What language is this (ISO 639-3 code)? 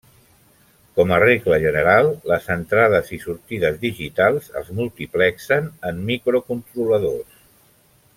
cat